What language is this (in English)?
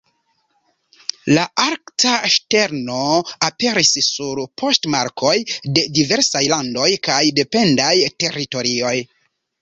Esperanto